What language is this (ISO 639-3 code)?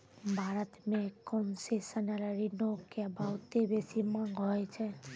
mai